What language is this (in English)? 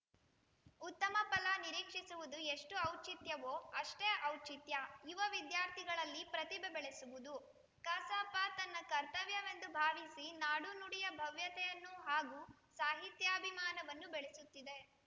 Kannada